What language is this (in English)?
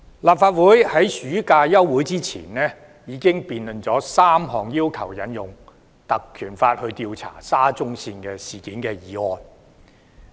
Cantonese